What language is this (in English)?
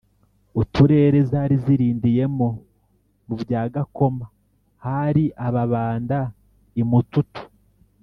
Kinyarwanda